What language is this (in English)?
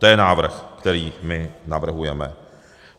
Czech